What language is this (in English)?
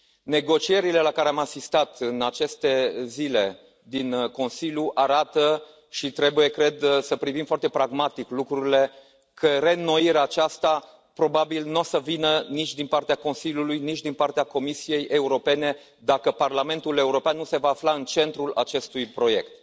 Romanian